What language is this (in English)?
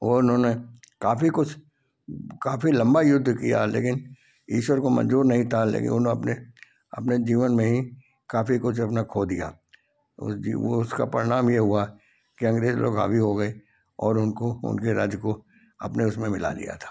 Hindi